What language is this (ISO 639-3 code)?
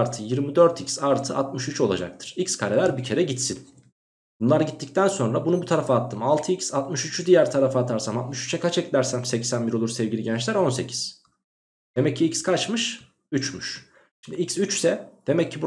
tur